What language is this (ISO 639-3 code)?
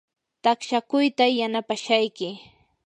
qur